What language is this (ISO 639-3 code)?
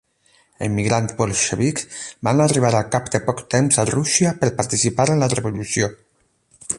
cat